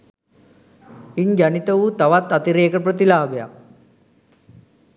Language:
Sinhala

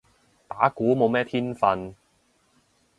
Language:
Cantonese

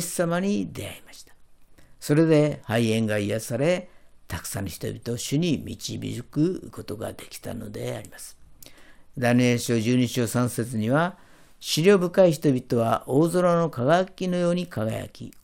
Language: Japanese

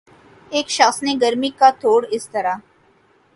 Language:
Urdu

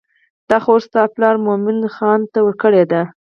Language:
Pashto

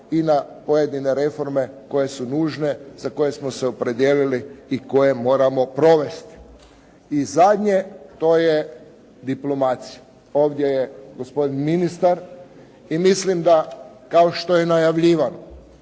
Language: Croatian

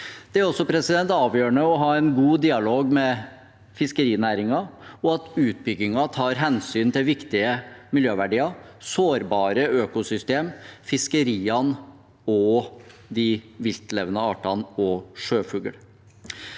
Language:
Norwegian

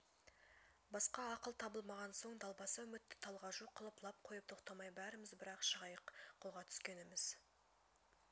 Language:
Kazakh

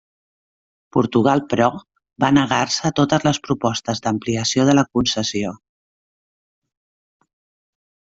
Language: Catalan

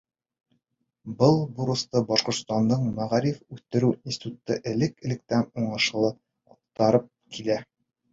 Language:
Bashkir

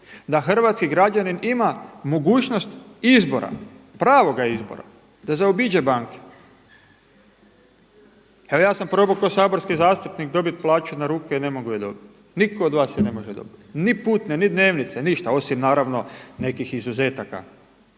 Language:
Croatian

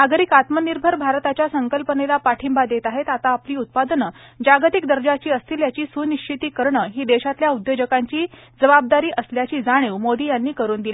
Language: Marathi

